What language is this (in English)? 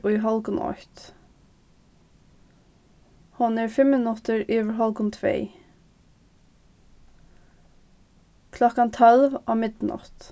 Faroese